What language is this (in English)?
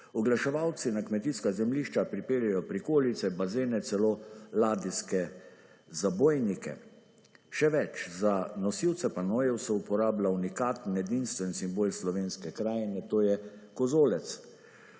Slovenian